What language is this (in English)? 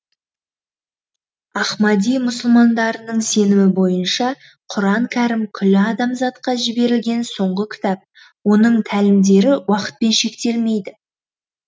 Kazakh